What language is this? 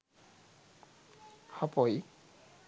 Sinhala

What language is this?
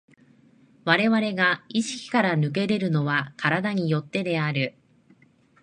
Japanese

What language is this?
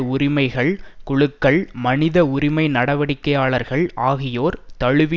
Tamil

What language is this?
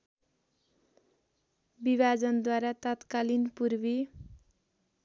Nepali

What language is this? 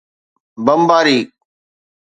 Sindhi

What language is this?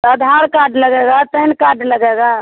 Hindi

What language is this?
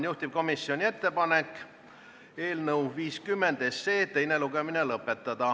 Estonian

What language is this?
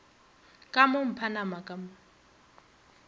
Northern Sotho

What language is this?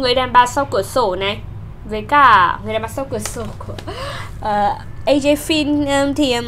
Vietnamese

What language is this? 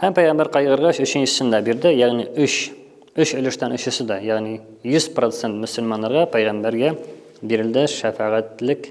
Turkish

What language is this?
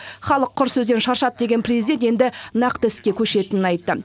Kazakh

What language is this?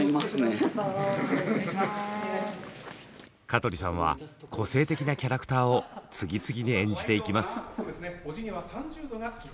Japanese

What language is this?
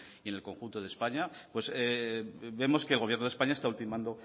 Spanish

